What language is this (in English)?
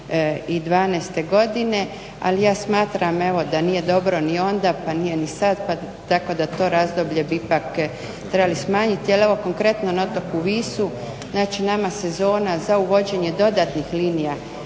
Croatian